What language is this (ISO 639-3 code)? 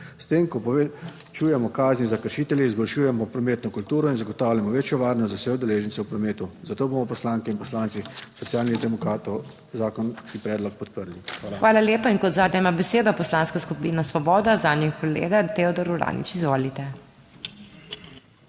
slv